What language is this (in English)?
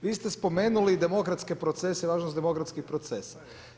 Croatian